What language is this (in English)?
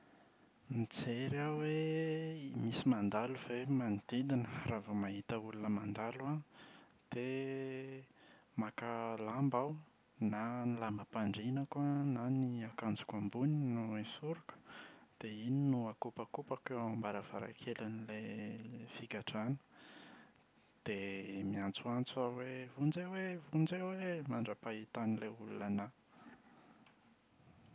Malagasy